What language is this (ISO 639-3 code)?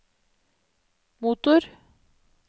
nor